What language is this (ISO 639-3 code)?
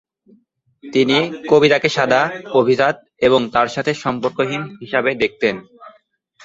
ben